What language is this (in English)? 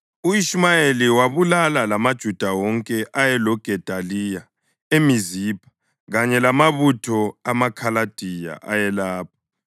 North Ndebele